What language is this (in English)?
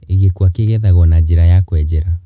Kikuyu